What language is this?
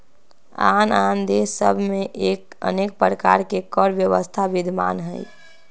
Magahi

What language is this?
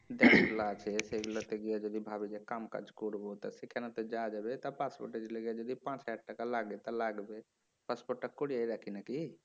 Bangla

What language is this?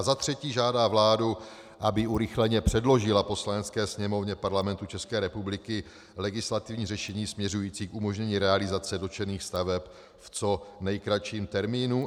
Czech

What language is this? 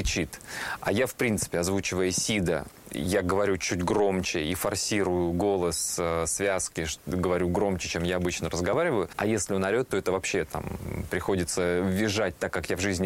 Russian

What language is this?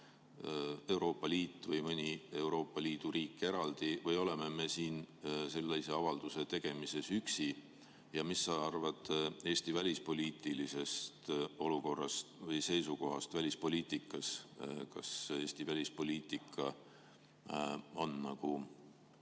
Estonian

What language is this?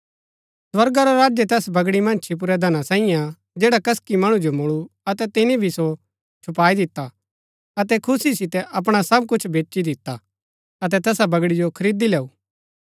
Gaddi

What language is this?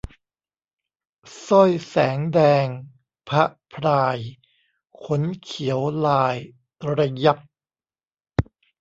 Thai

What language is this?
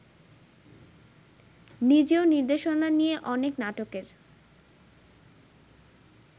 Bangla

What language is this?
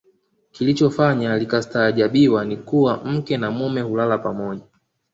Swahili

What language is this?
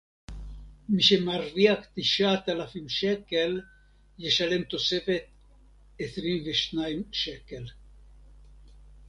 Hebrew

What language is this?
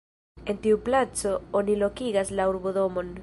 Esperanto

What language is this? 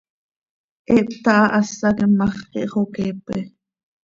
Seri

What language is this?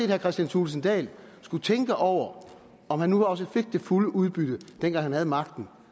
Danish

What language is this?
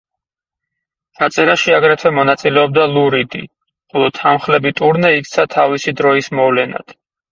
Georgian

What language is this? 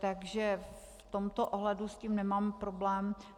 Czech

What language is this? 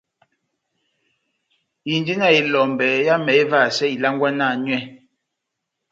Batanga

